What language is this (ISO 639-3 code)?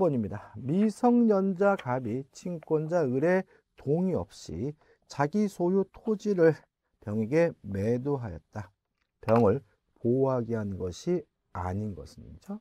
kor